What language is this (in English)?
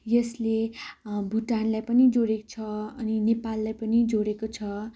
Nepali